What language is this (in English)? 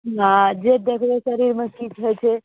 Maithili